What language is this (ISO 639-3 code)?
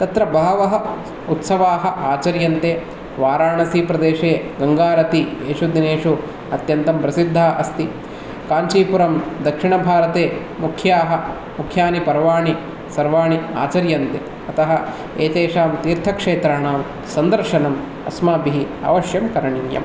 san